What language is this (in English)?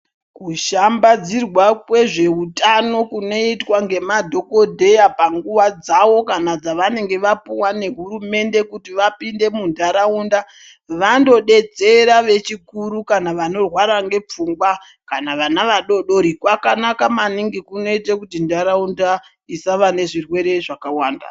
Ndau